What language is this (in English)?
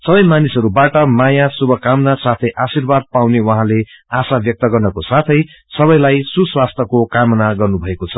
Nepali